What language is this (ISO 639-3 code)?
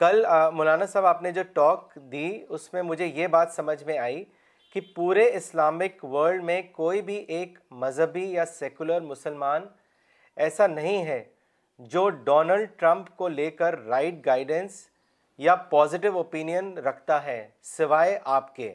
urd